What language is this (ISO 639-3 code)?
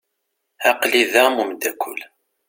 kab